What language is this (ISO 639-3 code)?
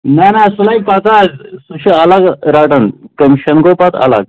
kas